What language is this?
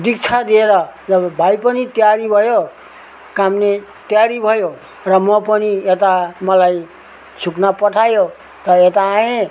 Nepali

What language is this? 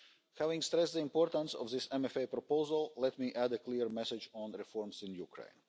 English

